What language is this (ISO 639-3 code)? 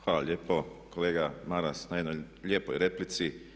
hrv